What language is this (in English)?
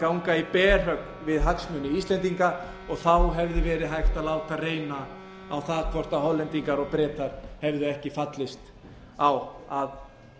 Icelandic